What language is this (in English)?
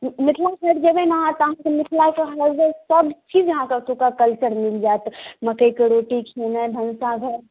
Maithili